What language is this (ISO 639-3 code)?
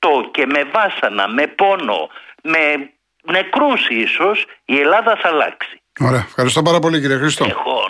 ell